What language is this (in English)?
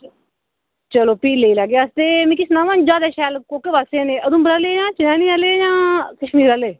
Dogri